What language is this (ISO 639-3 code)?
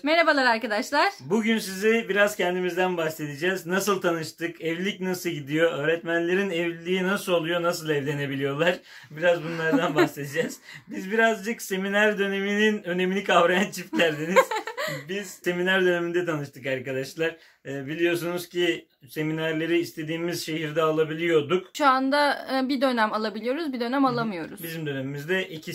tur